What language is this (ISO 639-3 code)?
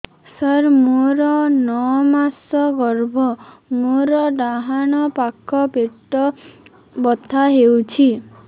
ori